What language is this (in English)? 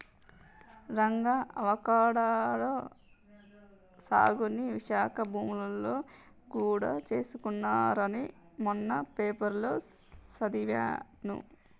Telugu